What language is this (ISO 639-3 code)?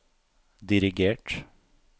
nor